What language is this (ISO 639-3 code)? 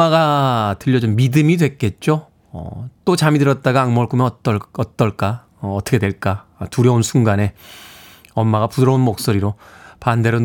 kor